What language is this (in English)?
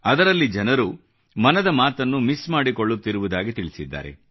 Kannada